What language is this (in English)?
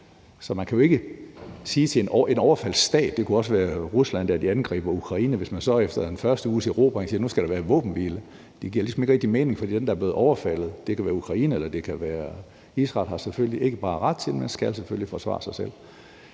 Danish